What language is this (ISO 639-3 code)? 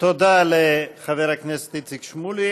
heb